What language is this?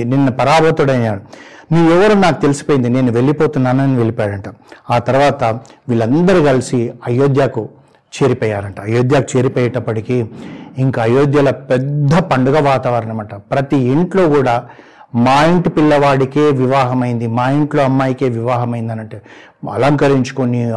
Telugu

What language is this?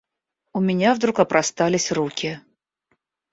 Russian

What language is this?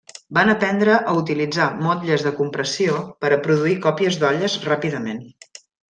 Catalan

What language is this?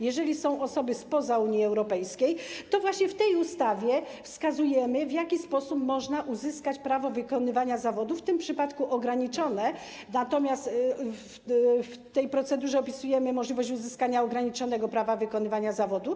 Polish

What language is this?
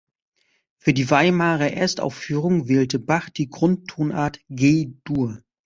German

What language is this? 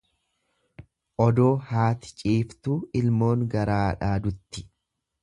Oromo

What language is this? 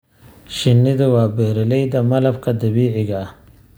Somali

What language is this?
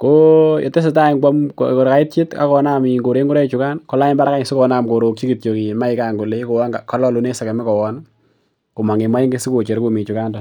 Kalenjin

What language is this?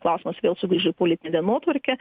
Lithuanian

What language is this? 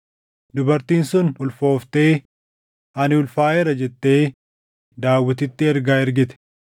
Oromo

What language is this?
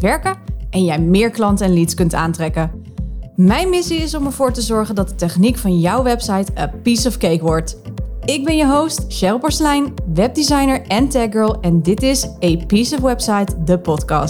Dutch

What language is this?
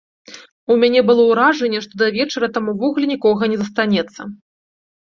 Belarusian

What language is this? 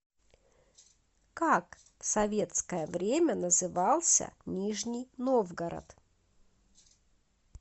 Russian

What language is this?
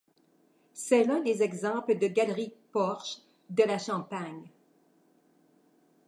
French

